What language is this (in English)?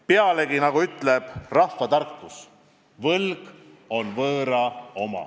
Estonian